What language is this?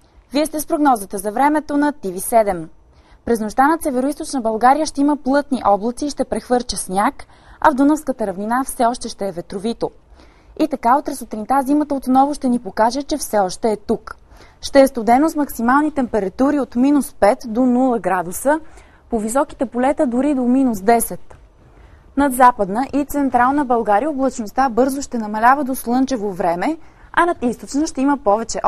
Bulgarian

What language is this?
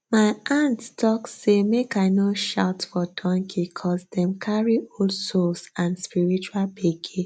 Nigerian Pidgin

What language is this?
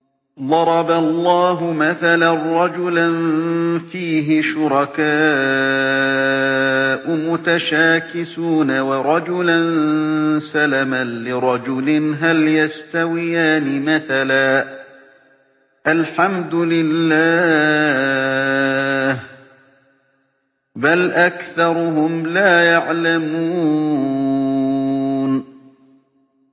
Arabic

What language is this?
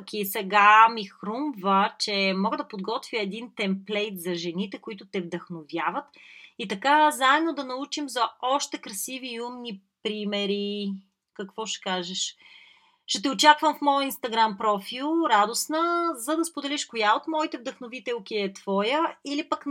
Bulgarian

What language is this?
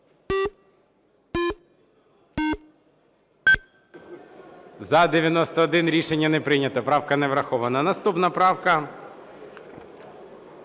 Ukrainian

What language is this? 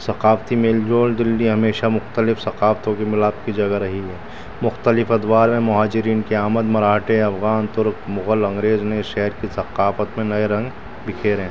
Urdu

